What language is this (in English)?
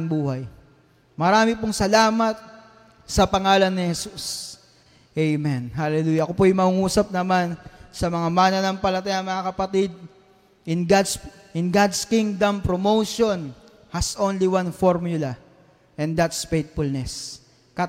Filipino